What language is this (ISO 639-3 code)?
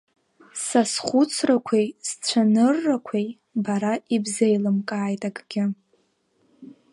abk